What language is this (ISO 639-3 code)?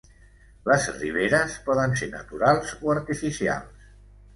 cat